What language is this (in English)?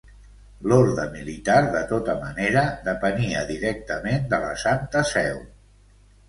Catalan